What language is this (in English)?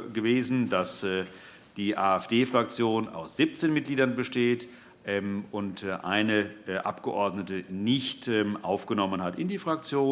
German